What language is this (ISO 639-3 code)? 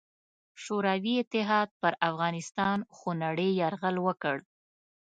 pus